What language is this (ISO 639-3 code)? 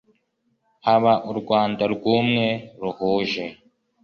kin